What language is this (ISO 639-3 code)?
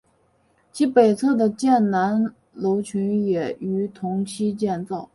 zho